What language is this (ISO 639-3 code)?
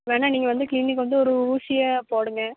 tam